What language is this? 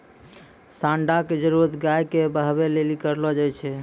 Maithili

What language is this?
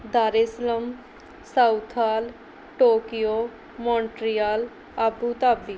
Punjabi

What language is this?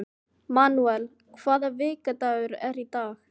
Icelandic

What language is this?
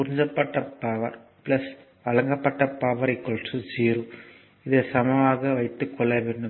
Tamil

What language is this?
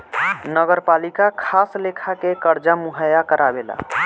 Bhojpuri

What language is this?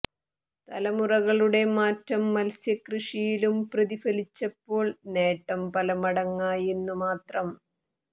Malayalam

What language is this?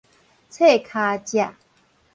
Min Nan Chinese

